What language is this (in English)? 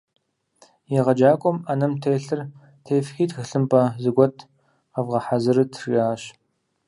Kabardian